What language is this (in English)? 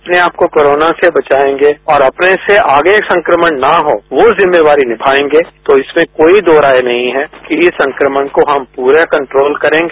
Hindi